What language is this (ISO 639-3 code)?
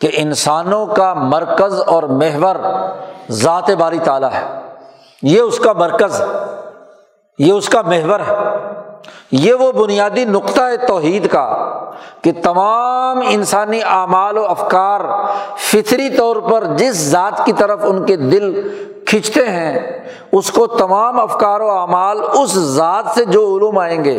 urd